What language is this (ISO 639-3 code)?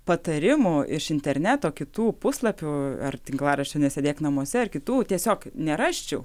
lit